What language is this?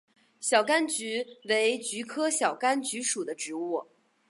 Chinese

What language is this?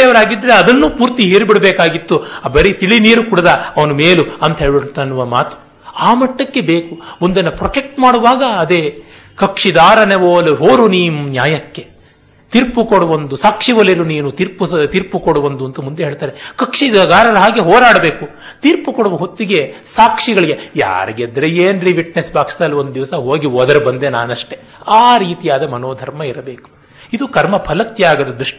Kannada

